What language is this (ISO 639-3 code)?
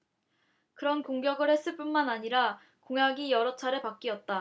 kor